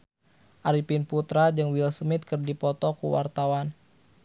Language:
Sundanese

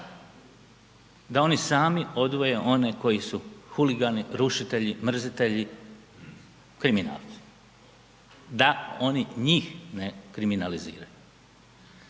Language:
Croatian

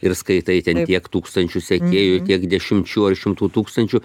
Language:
Lithuanian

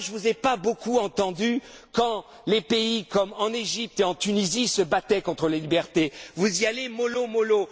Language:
French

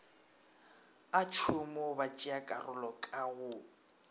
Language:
Northern Sotho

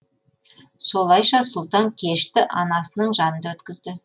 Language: Kazakh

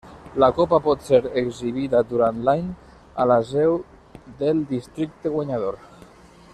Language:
Catalan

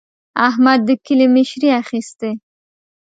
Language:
Pashto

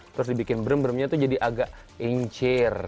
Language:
Indonesian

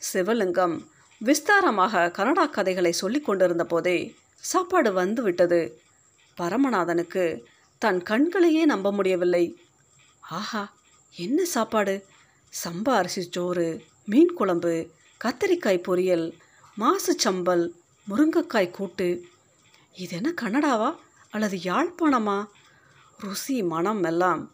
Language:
Tamil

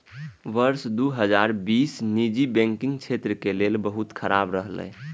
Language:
Maithili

